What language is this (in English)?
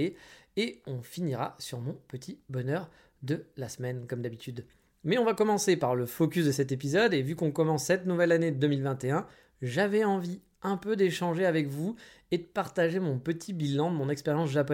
French